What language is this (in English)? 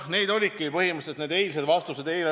Estonian